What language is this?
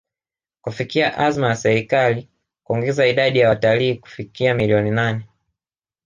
Swahili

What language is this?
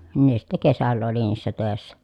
Finnish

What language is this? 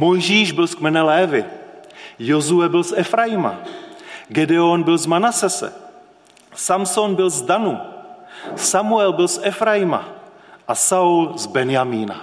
Czech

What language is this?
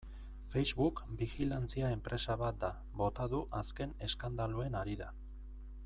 Basque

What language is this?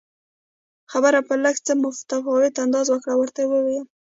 Pashto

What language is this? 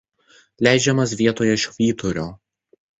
Lithuanian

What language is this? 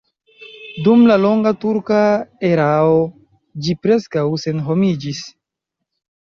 Esperanto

